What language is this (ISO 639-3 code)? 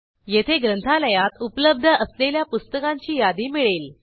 mar